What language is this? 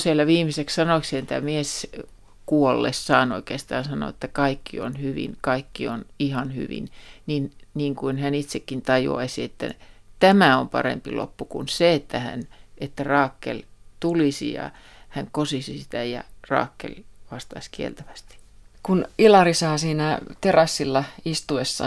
Finnish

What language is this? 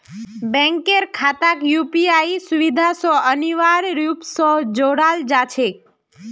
Magahi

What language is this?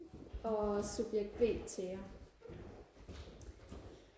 Danish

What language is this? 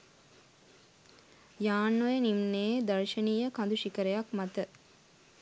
Sinhala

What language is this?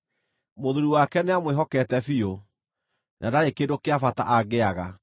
Kikuyu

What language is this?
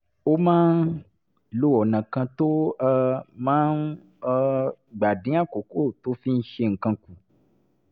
Yoruba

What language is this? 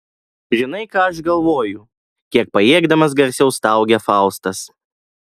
Lithuanian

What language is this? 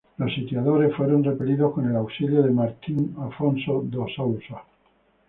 Spanish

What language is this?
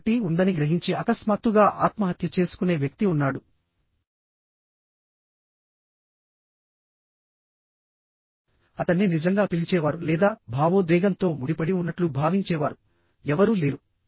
Telugu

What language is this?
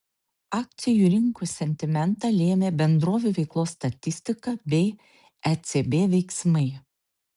Lithuanian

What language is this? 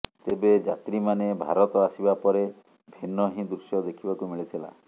Odia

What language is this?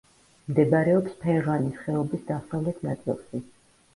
Georgian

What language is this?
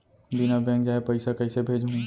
Chhattisgarhi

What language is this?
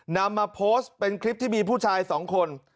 Thai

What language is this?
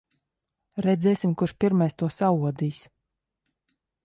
Latvian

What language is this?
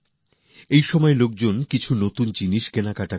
Bangla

